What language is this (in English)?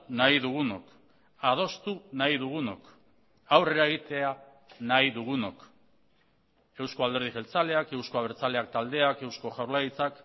Basque